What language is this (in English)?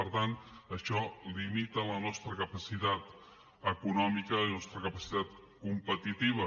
Catalan